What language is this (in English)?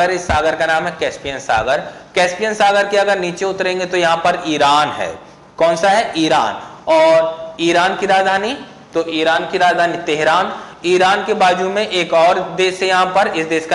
Hindi